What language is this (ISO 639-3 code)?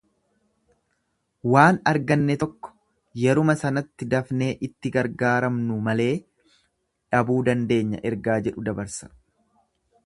orm